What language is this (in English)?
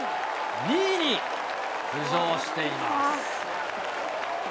Japanese